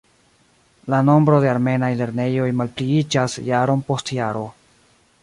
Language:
Esperanto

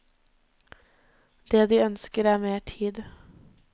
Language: Norwegian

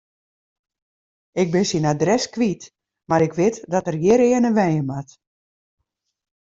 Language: Western Frisian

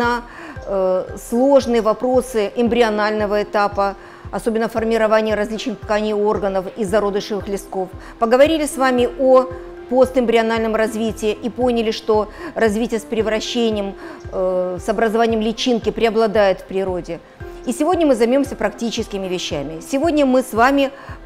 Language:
Russian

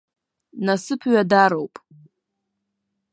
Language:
Abkhazian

